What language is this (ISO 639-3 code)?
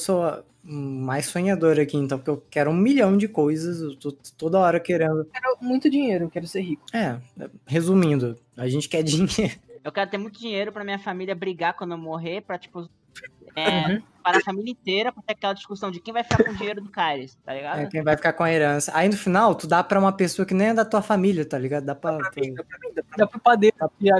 por